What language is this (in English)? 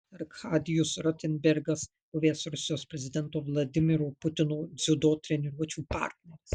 Lithuanian